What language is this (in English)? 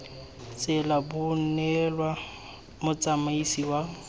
Tswana